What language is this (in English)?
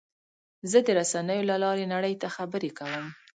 Pashto